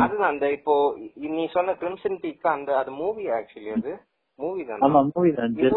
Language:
Tamil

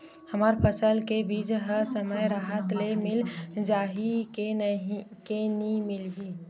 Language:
Chhattisgarhi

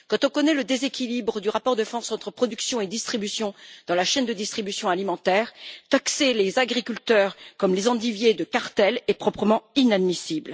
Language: French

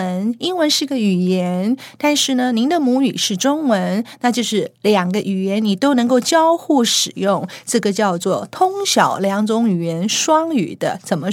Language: Chinese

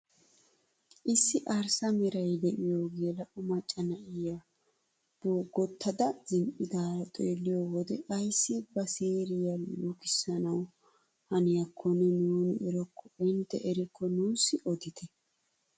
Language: Wolaytta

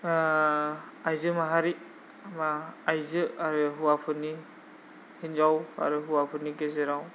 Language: Bodo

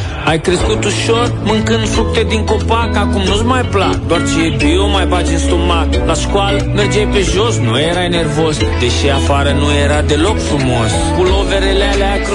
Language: Romanian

